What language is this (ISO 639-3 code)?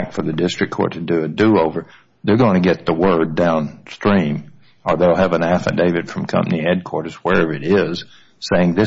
eng